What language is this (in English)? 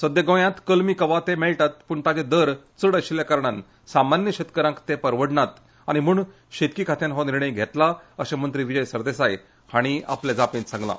Konkani